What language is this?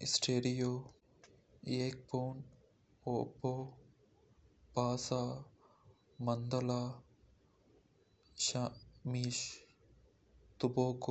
Kota (India)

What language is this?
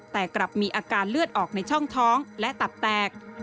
Thai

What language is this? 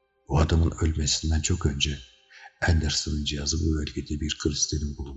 Turkish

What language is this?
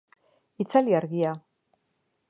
Basque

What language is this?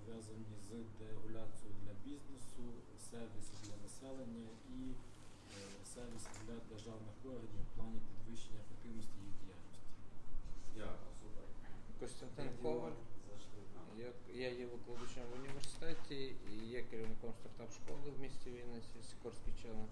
Ukrainian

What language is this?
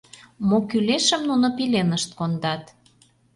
Mari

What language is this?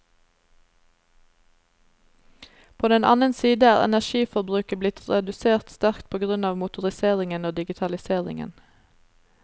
Norwegian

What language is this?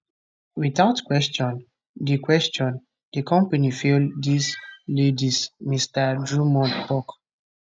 Nigerian Pidgin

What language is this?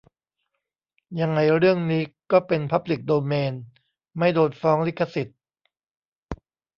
Thai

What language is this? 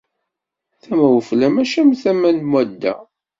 Kabyle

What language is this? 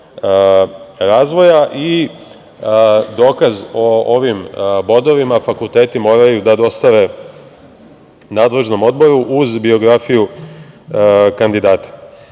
Serbian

